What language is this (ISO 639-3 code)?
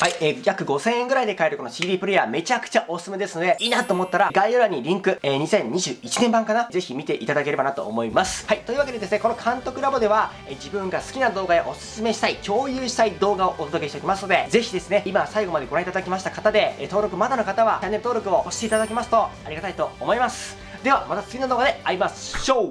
jpn